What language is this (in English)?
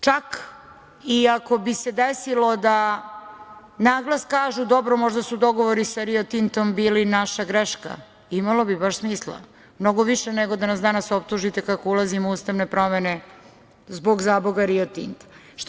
Serbian